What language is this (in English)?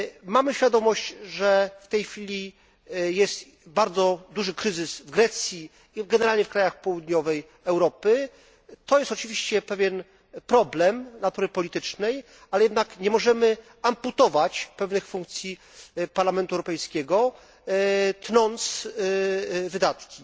Polish